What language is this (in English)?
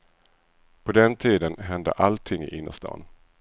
Swedish